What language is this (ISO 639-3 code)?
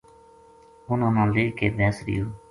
gju